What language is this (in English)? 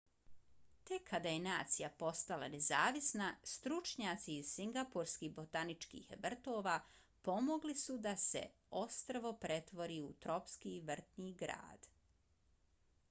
Bosnian